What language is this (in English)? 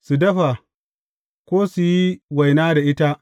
Hausa